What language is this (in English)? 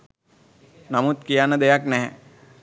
Sinhala